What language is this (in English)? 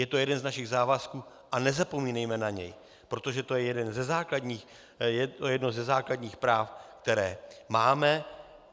Czech